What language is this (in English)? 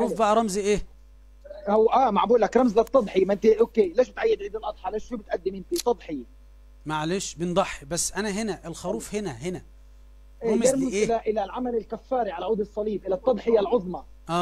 Arabic